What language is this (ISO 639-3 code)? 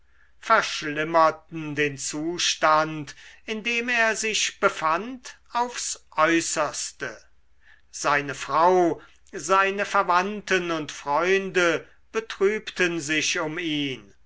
deu